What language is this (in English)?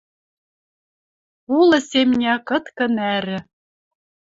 Western Mari